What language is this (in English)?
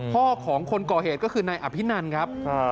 Thai